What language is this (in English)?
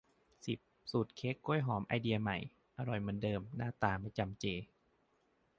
Thai